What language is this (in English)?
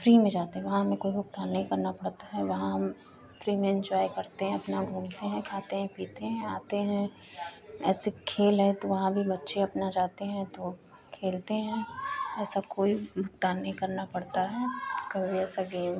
Hindi